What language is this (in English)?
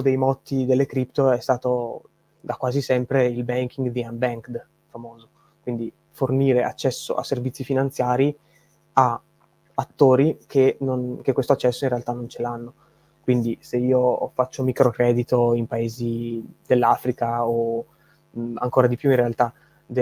Italian